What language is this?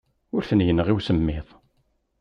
Kabyle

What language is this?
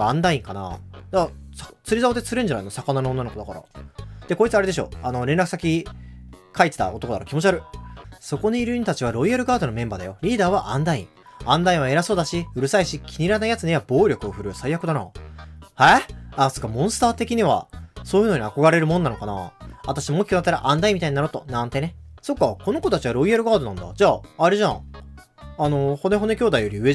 Japanese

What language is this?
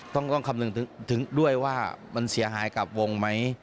Thai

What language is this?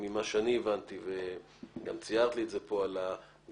Hebrew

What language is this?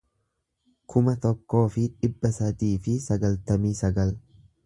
Oromo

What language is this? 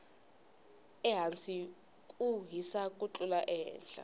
Tsonga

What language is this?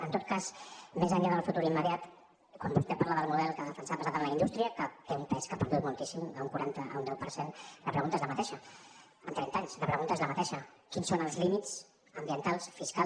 Catalan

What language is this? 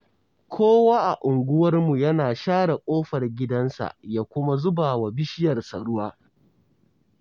Hausa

